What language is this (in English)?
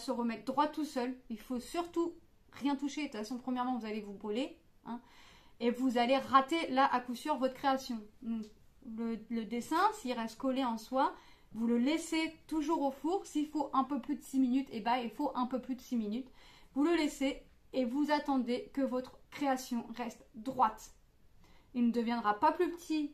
French